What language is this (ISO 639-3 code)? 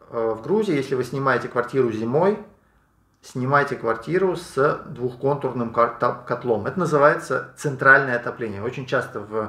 rus